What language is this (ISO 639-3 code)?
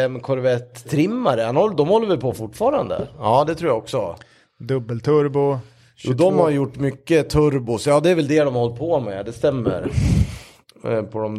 swe